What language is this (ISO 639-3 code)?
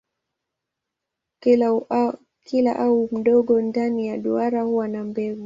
swa